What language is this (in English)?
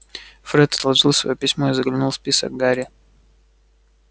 Russian